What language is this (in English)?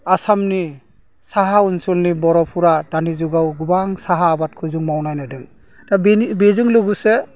Bodo